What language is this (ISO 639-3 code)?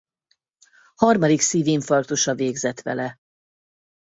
hun